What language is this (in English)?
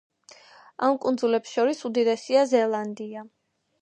Georgian